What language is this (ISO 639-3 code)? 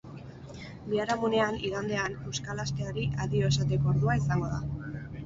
eus